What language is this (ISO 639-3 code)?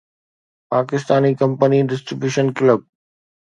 snd